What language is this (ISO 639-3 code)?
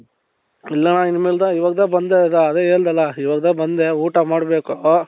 kan